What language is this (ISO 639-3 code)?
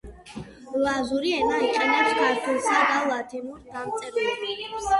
kat